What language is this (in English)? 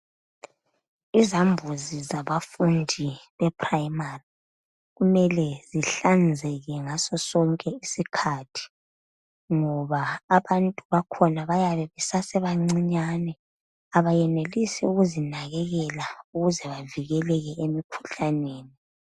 North Ndebele